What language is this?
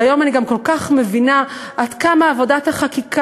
Hebrew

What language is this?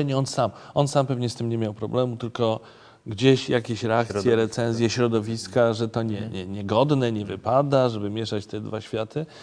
Polish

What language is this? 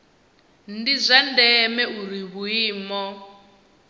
Venda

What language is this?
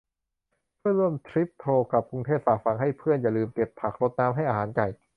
Thai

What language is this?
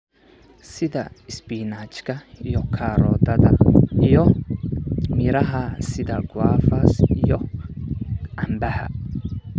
Somali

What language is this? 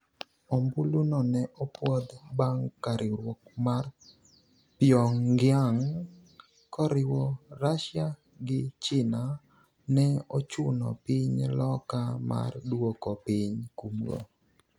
Luo (Kenya and Tanzania)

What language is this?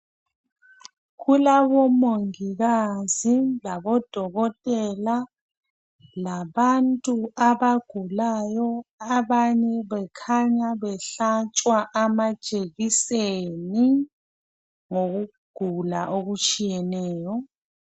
North Ndebele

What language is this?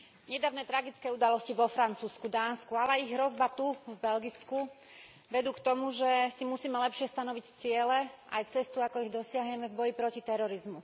Slovak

